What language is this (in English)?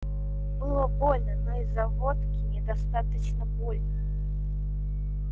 Russian